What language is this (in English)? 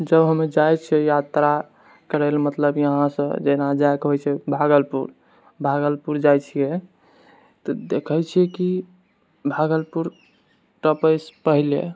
Maithili